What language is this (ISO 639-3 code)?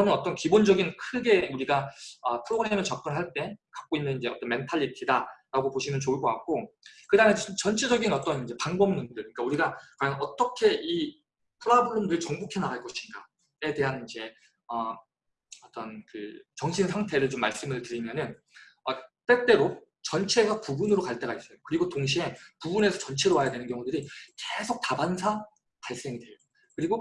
kor